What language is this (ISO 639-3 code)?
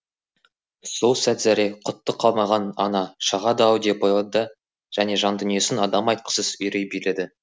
kaz